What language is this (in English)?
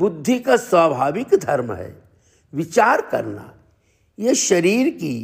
Hindi